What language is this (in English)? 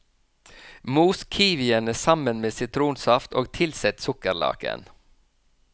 Norwegian